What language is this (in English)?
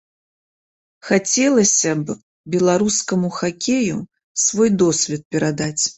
Belarusian